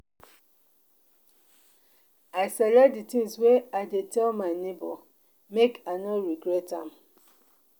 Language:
Nigerian Pidgin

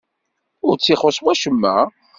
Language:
Kabyle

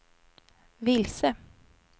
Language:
Swedish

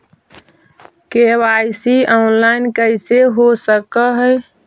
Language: Magahi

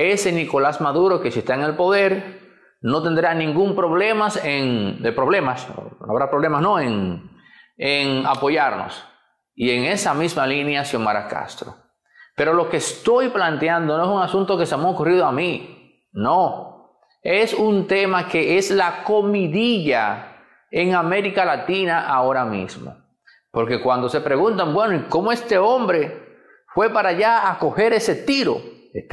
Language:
Spanish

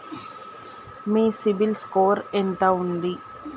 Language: Telugu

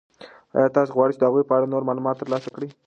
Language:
Pashto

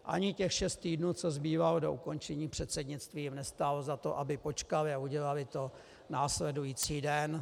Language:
Czech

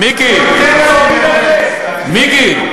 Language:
Hebrew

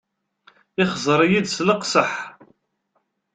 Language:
Kabyle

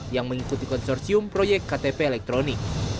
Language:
Indonesian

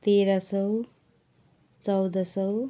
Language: Nepali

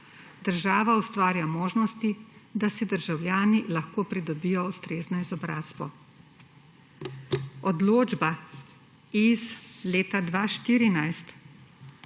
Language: Slovenian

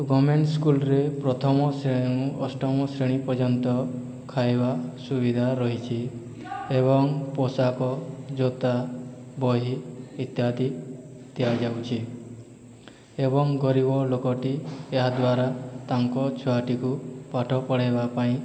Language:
Odia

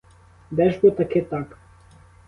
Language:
Ukrainian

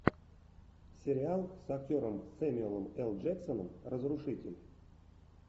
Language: Russian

